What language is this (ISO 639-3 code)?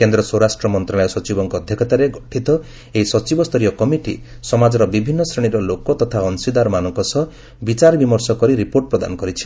ori